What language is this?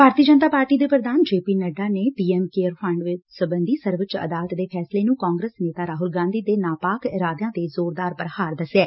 Punjabi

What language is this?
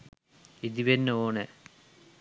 Sinhala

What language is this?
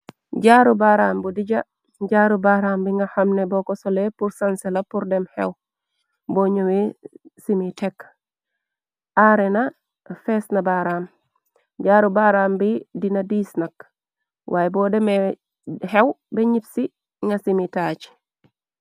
Wolof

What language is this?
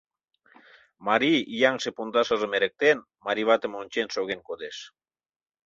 Mari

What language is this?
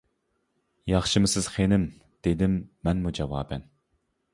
Uyghur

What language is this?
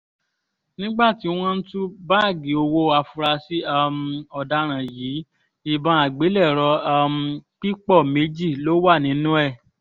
Yoruba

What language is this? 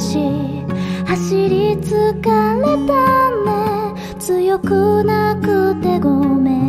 Japanese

